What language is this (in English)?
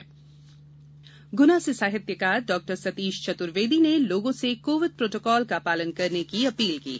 Hindi